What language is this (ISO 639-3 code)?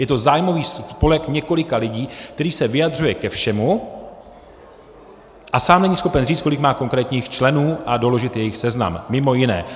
ces